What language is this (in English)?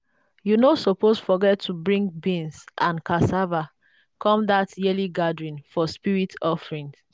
Nigerian Pidgin